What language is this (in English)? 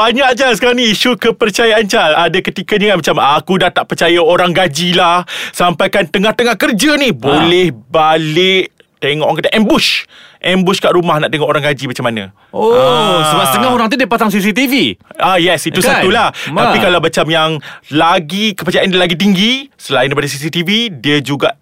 Malay